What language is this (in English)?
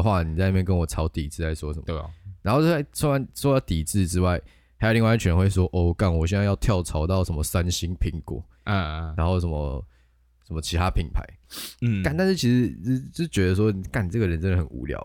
Chinese